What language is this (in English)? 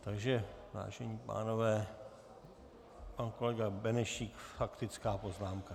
Czech